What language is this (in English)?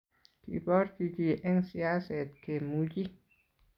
Kalenjin